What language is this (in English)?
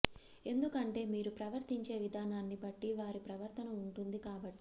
Telugu